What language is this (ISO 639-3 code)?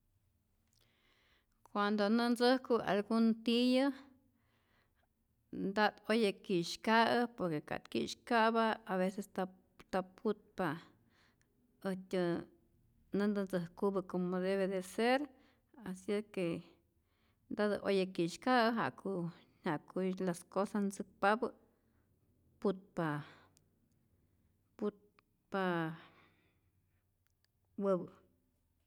zor